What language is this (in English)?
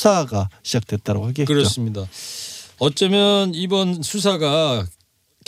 Korean